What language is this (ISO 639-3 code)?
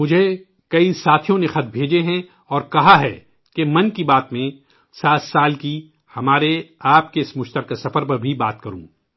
urd